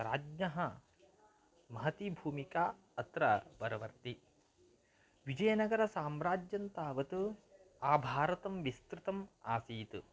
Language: Sanskrit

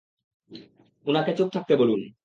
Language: Bangla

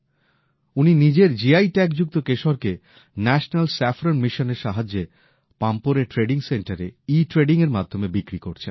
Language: Bangla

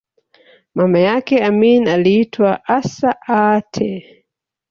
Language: Swahili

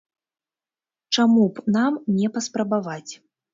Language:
Belarusian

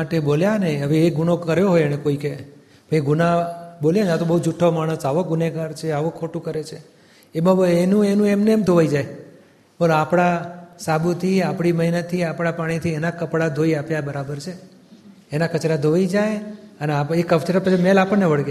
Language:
Gujarati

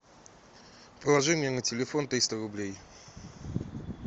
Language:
Russian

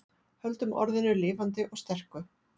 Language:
Icelandic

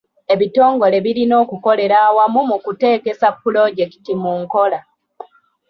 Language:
Ganda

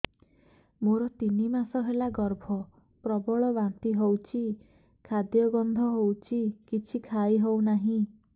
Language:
Odia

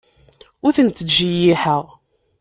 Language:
Kabyle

